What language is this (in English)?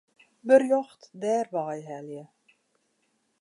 Western Frisian